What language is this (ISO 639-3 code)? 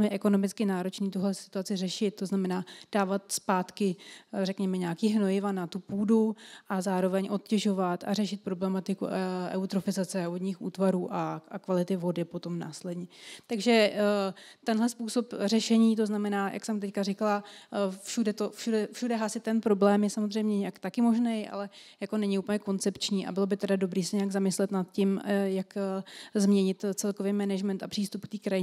ces